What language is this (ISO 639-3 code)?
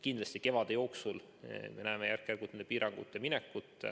est